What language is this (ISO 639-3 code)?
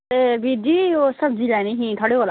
doi